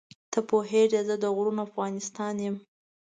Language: Pashto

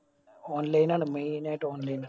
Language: Malayalam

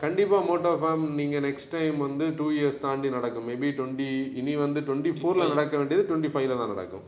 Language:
Tamil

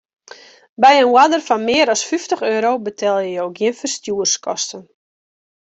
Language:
Western Frisian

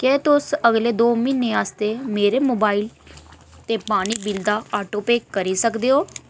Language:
Dogri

